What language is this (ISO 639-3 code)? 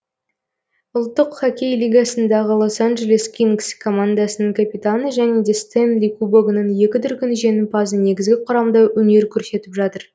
kaz